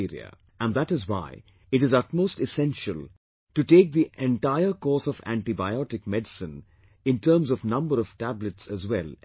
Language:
English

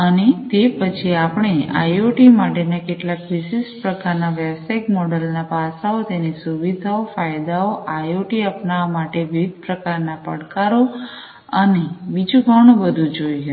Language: Gujarati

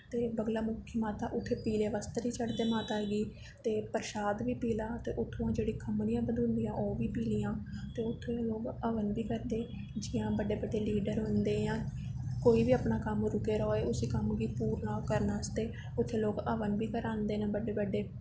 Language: Dogri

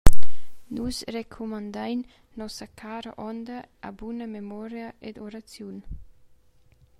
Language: Romansh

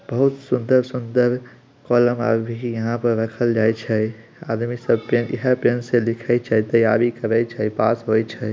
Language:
Magahi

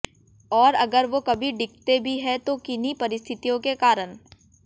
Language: Hindi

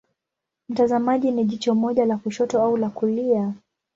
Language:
Swahili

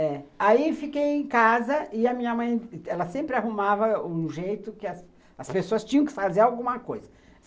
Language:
Portuguese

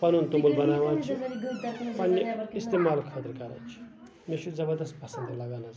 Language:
Kashmiri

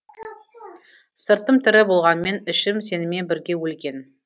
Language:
Kazakh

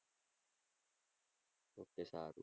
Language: Gujarati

